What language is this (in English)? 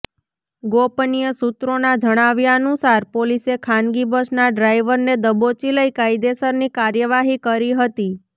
Gujarati